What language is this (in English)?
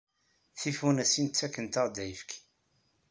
Kabyle